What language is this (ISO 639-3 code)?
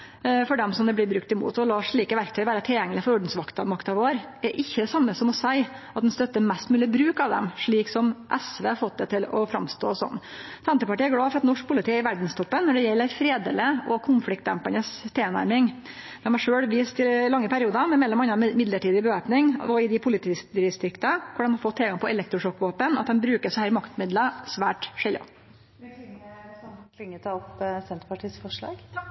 nno